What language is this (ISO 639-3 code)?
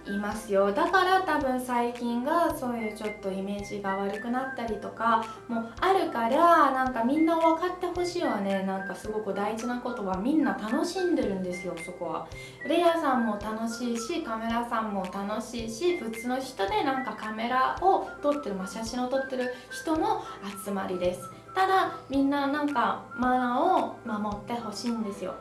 jpn